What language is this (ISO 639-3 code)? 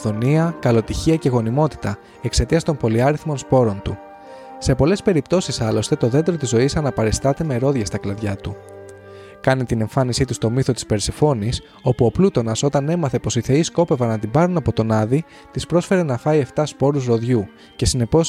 ell